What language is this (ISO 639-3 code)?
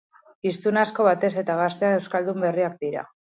eus